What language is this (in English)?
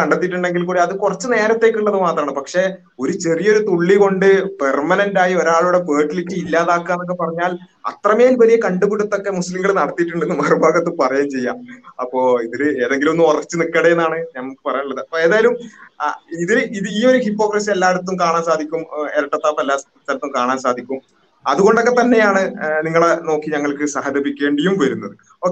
Malayalam